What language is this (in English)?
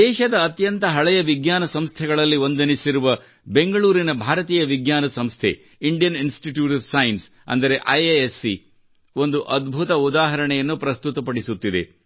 Kannada